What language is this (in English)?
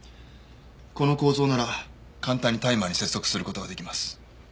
Japanese